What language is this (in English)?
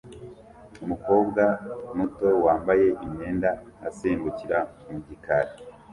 Kinyarwanda